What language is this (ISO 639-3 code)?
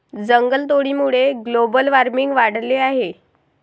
mar